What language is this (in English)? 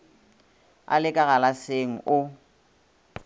Northern Sotho